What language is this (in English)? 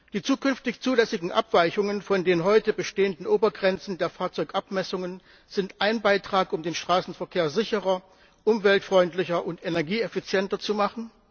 German